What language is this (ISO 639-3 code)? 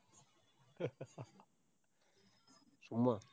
tam